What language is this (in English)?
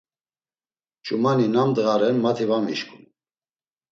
Laz